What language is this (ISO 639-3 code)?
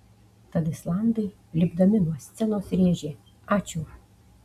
lit